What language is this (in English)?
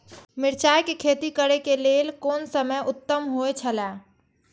Maithili